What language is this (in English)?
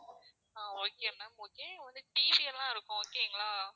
Tamil